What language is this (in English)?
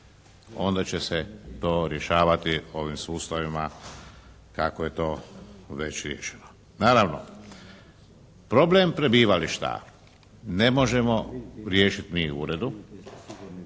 Croatian